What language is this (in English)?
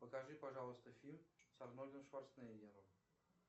Russian